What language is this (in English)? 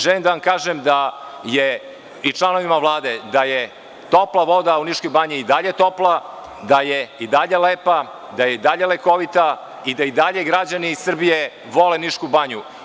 Serbian